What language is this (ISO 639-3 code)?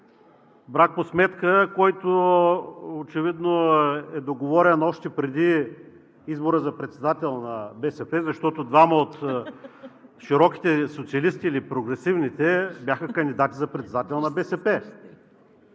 bul